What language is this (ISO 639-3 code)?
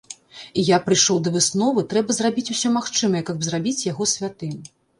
bel